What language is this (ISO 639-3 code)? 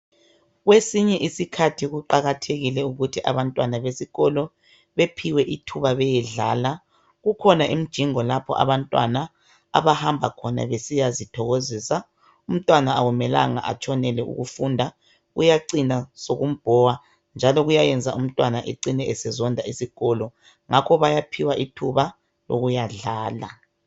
nde